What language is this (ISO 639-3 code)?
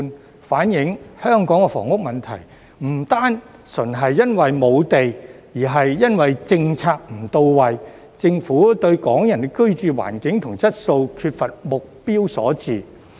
yue